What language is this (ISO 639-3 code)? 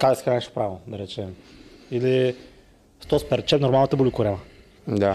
bul